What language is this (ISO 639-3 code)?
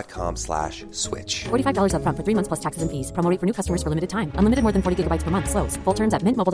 swe